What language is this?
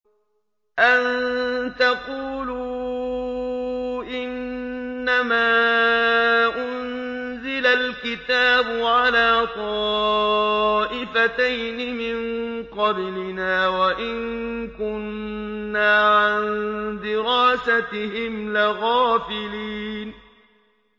Arabic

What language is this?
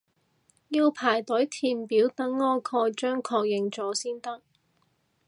Cantonese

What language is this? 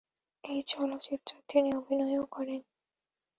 Bangla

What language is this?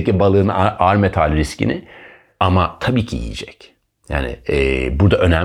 Turkish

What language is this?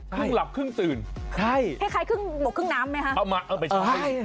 Thai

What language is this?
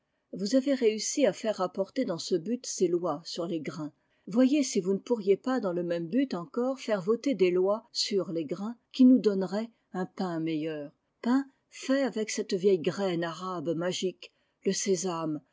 French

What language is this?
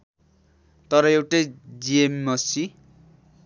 Nepali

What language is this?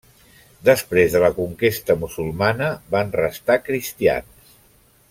Catalan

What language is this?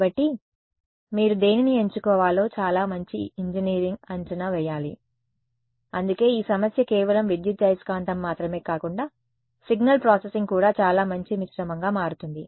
Telugu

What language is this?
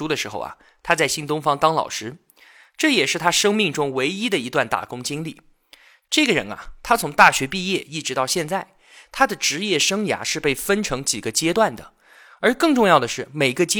Chinese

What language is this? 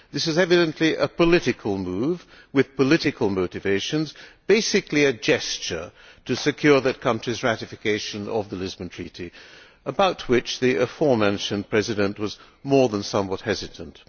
English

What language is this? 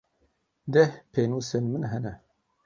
Kurdish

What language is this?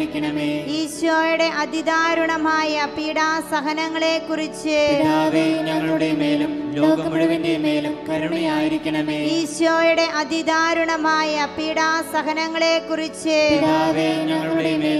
Turkish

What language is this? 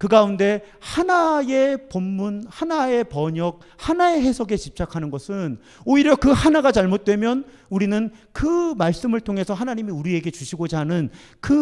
Korean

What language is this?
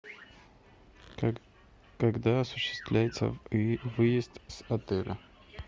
Russian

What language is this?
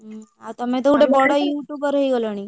Odia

